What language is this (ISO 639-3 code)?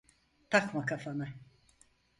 tur